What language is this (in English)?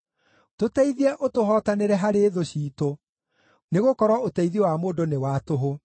Kikuyu